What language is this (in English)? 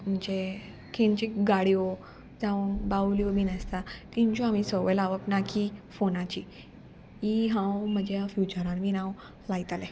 Konkani